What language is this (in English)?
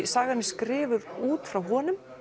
Icelandic